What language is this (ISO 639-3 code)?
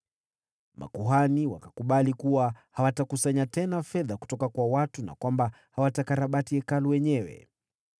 swa